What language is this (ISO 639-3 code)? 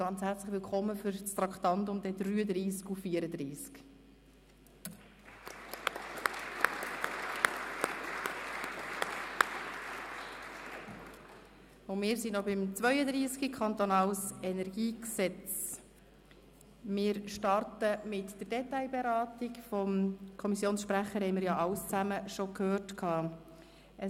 gsw